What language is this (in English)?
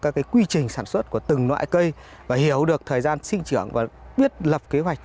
Vietnamese